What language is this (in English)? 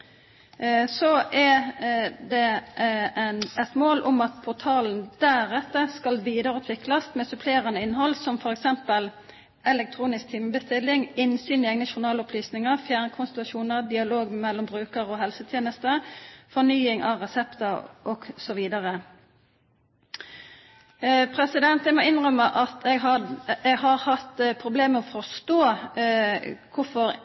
Norwegian Bokmål